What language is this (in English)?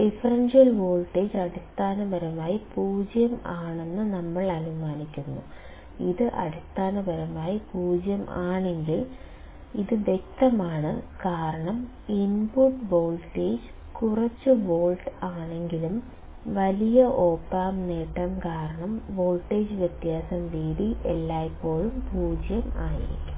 Malayalam